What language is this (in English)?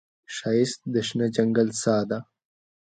Pashto